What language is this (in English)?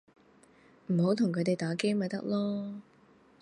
Cantonese